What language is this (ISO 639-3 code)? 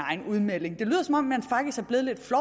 dan